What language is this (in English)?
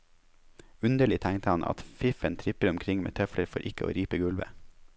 Norwegian